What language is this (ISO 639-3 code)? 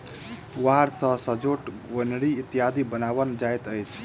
mai